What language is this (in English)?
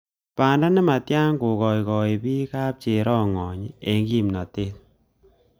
Kalenjin